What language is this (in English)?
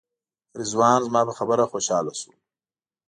Pashto